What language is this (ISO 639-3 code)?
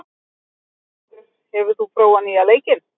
isl